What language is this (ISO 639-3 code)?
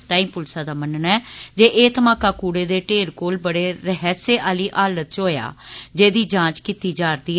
doi